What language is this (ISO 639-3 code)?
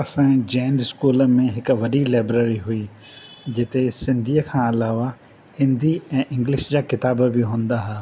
snd